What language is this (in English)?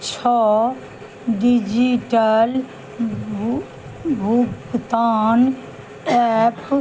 Maithili